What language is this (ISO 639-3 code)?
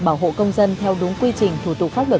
vie